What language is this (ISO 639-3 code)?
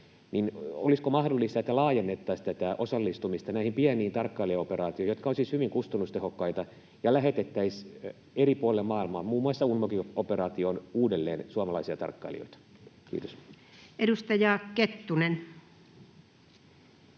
fin